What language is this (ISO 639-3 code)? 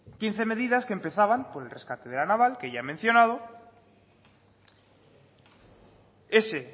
spa